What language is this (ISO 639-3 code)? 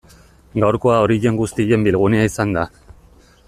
eus